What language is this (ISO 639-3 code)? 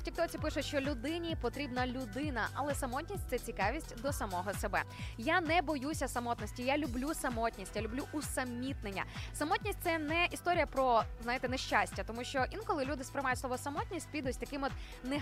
ukr